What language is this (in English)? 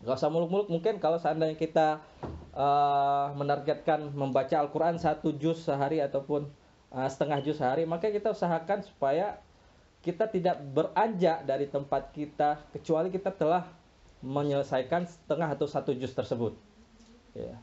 Indonesian